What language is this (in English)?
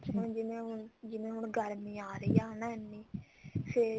Punjabi